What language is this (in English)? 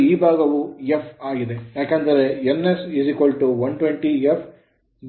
Kannada